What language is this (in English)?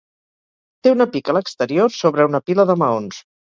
Catalan